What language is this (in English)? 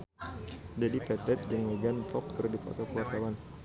Sundanese